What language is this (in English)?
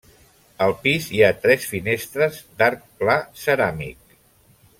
Catalan